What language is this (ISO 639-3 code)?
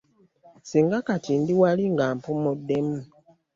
lug